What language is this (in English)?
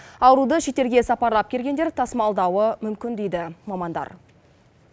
Kazakh